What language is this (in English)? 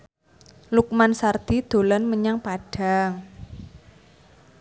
Javanese